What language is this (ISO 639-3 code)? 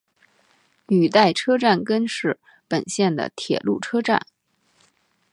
zho